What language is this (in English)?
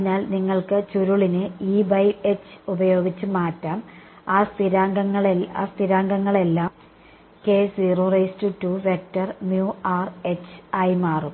Malayalam